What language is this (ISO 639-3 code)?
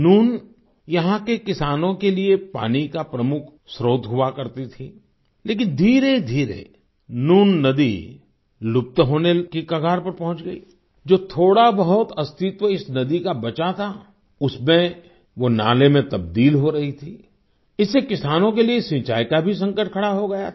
hin